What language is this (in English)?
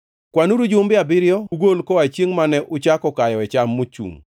Luo (Kenya and Tanzania)